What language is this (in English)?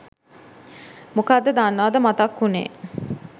Sinhala